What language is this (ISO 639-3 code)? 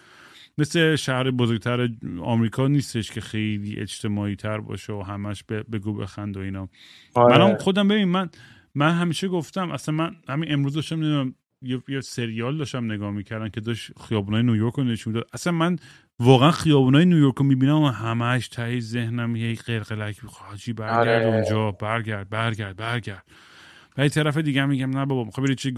fas